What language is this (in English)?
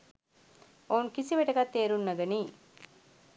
Sinhala